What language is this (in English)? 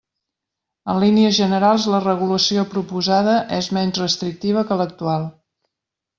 Catalan